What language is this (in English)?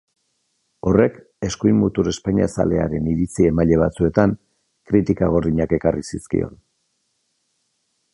Basque